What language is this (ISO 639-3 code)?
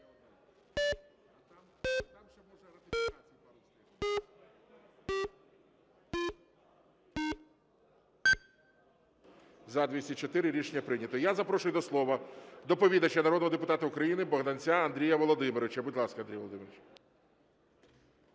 ukr